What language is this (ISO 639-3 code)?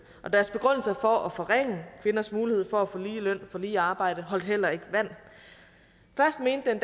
dan